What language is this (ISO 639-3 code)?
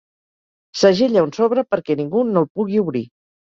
cat